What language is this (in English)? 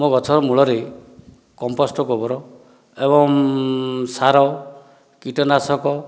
Odia